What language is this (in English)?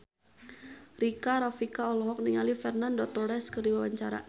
Sundanese